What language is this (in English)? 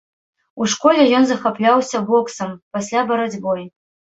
Belarusian